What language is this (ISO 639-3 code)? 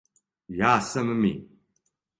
srp